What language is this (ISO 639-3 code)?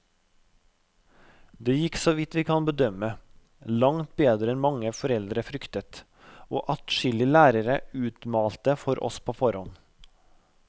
nor